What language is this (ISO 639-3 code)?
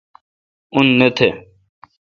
xka